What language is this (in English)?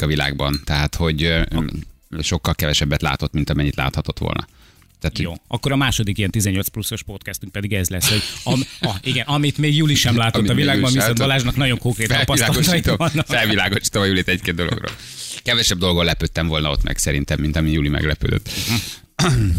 Hungarian